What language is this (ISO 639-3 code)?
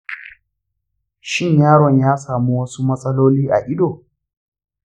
hau